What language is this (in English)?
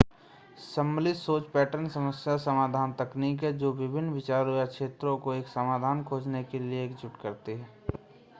Hindi